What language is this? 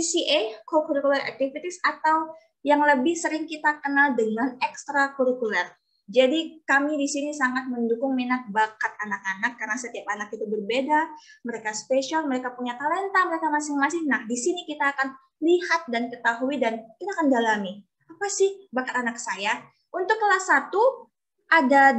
Indonesian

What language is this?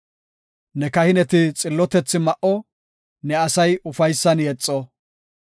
Gofa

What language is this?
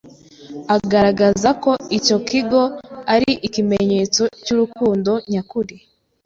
Kinyarwanda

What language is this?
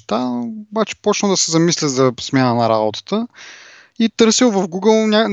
Bulgarian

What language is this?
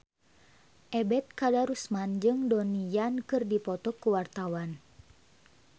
Sundanese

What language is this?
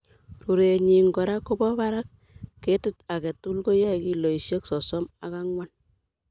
Kalenjin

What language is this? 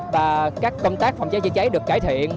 Vietnamese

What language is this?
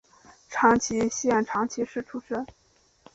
Chinese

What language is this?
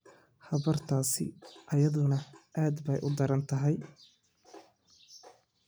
Somali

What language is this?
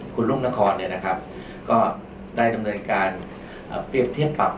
Thai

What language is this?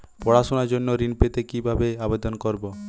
Bangla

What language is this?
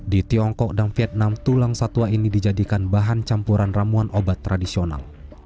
Indonesian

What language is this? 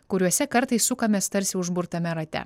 Lithuanian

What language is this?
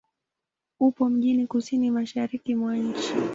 Swahili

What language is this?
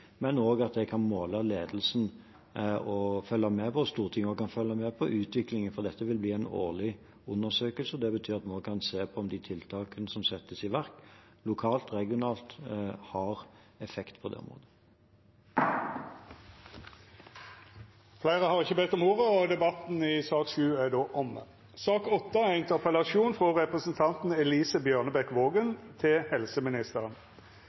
Norwegian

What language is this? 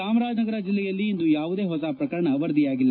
Kannada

